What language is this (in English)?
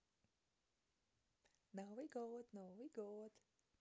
Russian